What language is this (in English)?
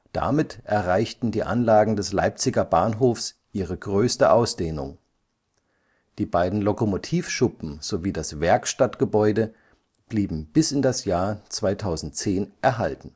German